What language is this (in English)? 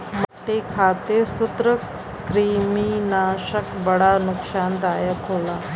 Bhojpuri